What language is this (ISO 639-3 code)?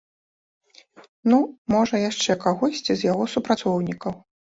bel